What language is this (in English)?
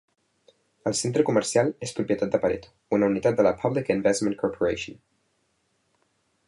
Catalan